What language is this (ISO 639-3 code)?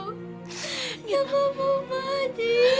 ind